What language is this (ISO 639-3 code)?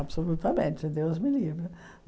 por